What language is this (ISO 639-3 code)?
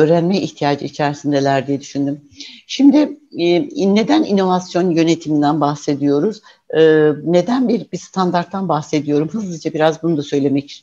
tur